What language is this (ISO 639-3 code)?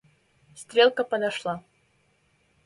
rus